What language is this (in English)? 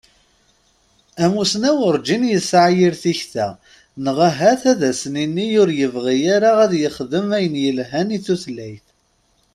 Kabyle